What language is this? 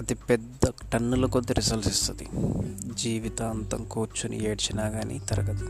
Telugu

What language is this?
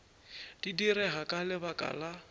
Northern Sotho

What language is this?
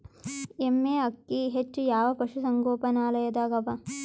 Kannada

